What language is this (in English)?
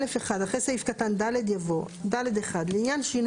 Hebrew